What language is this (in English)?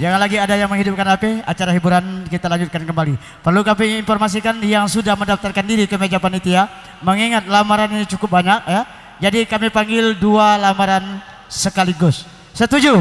Indonesian